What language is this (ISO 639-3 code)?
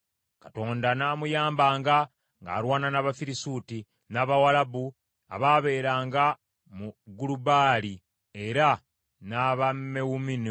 lug